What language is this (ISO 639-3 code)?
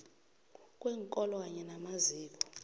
nbl